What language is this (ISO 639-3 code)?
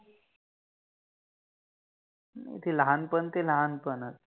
mar